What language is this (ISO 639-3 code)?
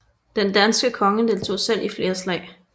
dan